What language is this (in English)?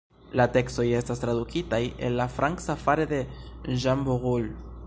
Esperanto